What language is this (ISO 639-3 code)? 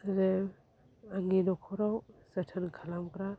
brx